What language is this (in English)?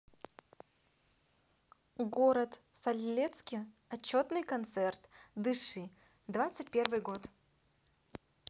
Russian